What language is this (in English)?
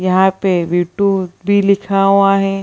Hindi